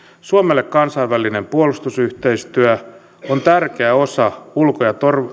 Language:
Finnish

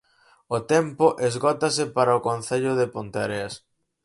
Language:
Galician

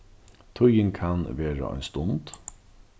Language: Faroese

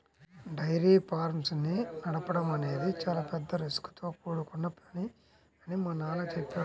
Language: Telugu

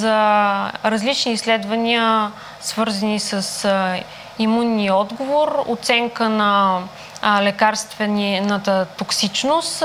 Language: Bulgarian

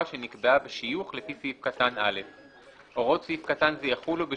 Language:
Hebrew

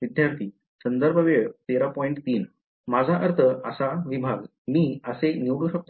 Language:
Marathi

